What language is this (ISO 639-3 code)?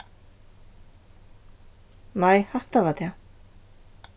fao